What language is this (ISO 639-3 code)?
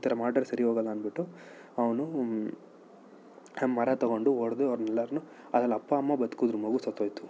kan